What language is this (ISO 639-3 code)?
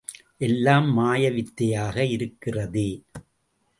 tam